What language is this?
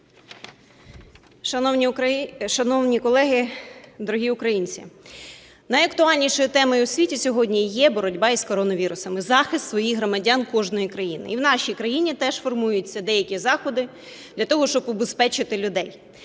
Ukrainian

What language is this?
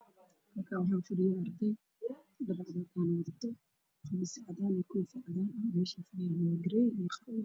Somali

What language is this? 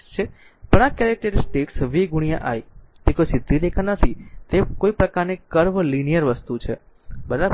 Gujarati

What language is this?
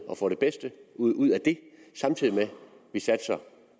Danish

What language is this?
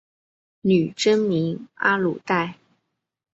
Chinese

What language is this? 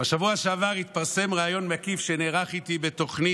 Hebrew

